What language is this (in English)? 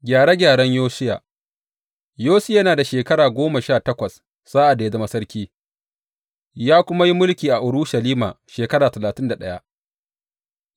Hausa